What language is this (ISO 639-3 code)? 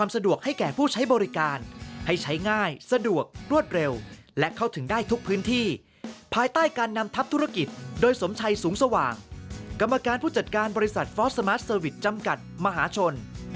tha